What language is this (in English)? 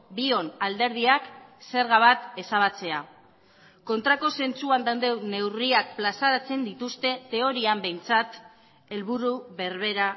Basque